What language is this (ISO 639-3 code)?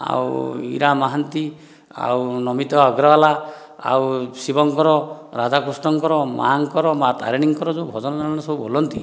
ori